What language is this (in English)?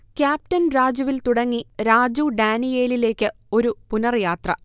Malayalam